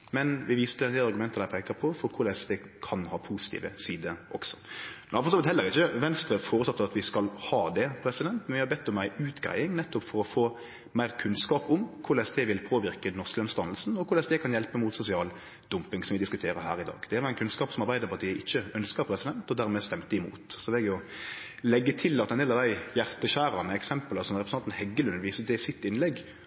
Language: Norwegian Nynorsk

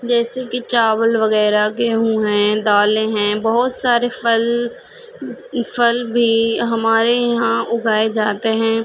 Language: Urdu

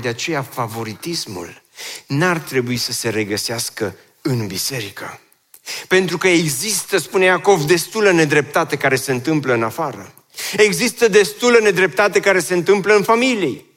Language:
Romanian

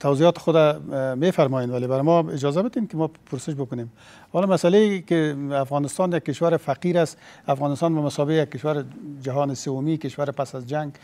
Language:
Persian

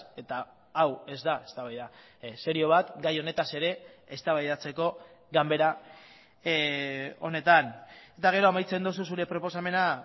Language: Basque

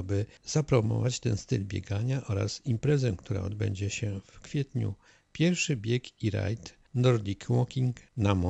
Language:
Polish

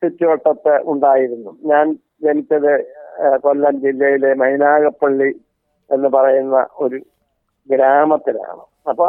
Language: Malayalam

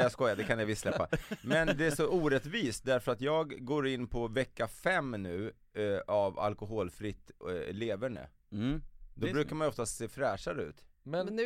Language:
Swedish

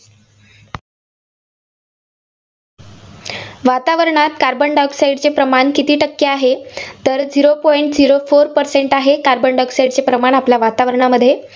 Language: Marathi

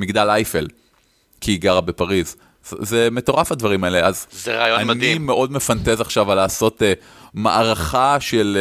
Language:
Hebrew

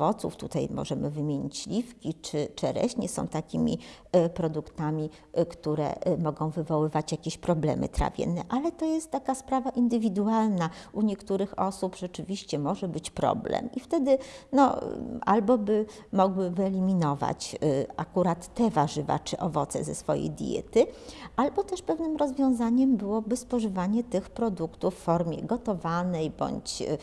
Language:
Polish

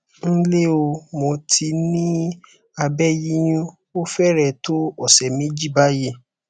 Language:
Yoruba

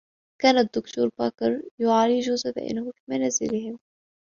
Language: Arabic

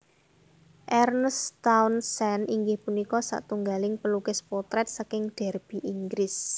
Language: Javanese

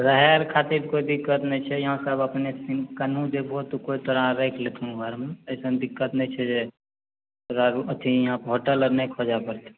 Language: Maithili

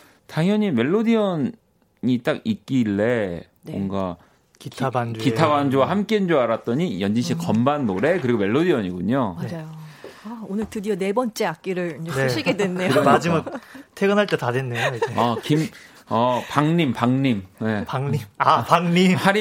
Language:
Korean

